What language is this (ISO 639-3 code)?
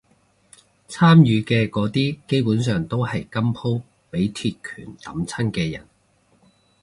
yue